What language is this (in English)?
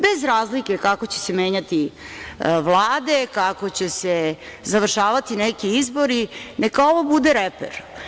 Serbian